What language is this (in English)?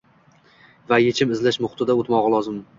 Uzbek